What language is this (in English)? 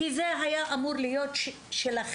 Hebrew